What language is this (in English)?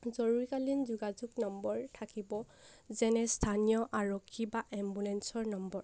Assamese